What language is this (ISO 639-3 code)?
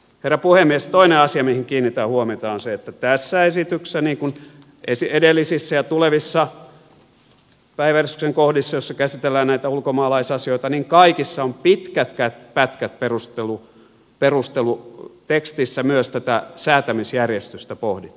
fin